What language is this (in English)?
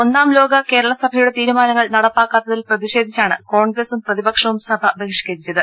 Malayalam